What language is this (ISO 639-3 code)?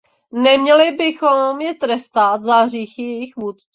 ces